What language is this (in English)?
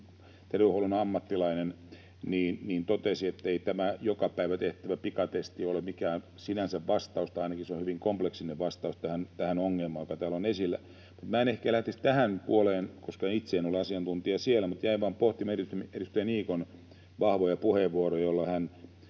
Finnish